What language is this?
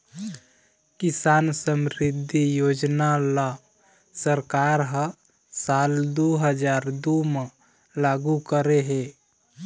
Chhattisgarhi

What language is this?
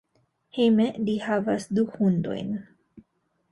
Esperanto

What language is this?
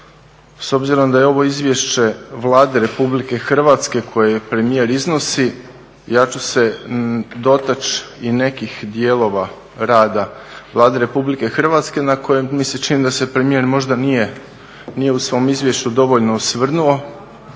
Croatian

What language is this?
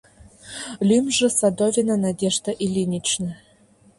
Mari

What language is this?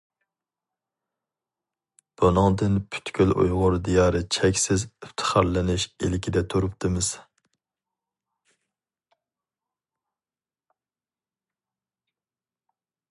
Uyghur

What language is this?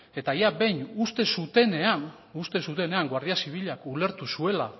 Basque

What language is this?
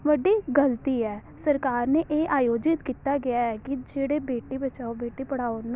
Punjabi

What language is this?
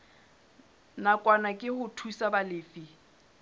Southern Sotho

